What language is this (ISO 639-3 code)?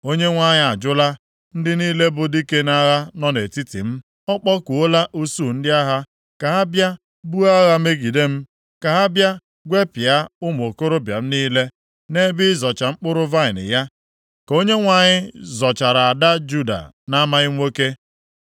ibo